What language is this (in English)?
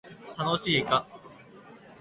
Japanese